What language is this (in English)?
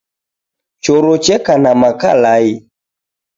Taita